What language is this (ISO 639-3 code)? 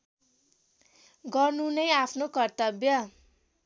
nep